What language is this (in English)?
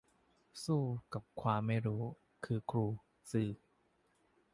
Thai